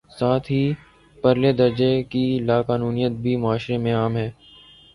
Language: Urdu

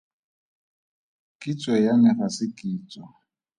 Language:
Tswana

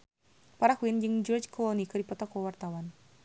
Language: Sundanese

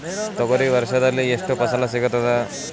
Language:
Kannada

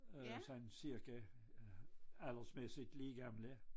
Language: Danish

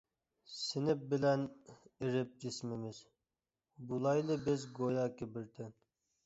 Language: Uyghur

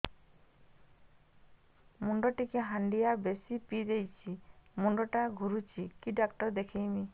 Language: Odia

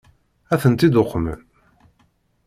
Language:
Kabyle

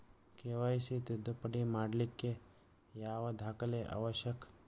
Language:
Kannada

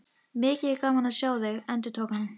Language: Icelandic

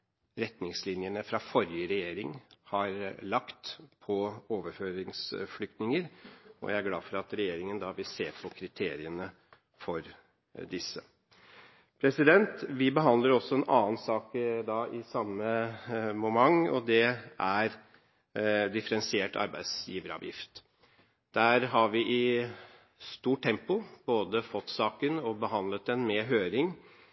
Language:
Norwegian Bokmål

